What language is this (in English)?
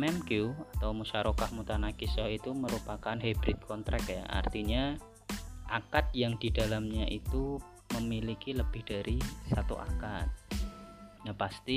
Indonesian